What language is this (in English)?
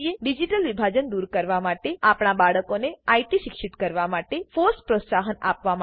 Gujarati